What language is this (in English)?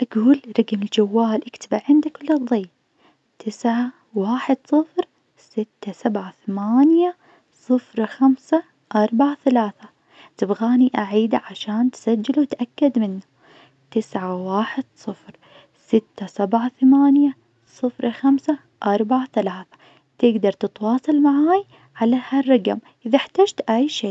Najdi Arabic